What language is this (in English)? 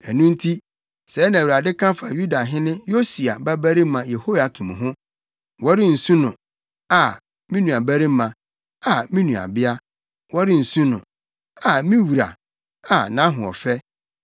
Akan